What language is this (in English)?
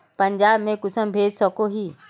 Magahi